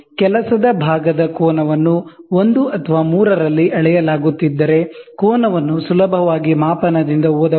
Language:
Kannada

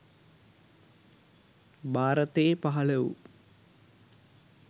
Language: Sinhala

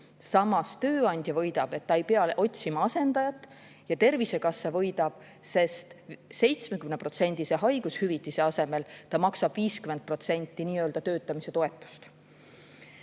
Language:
Estonian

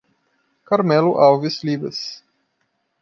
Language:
Portuguese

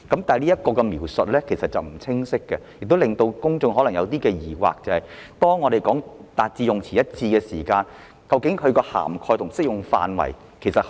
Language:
Cantonese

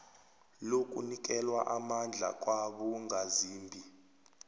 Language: South Ndebele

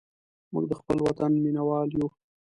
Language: Pashto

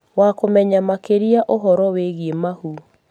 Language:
Kikuyu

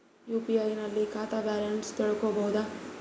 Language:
Kannada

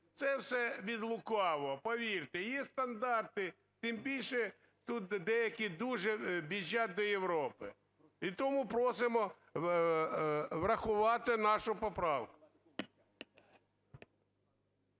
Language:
Ukrainian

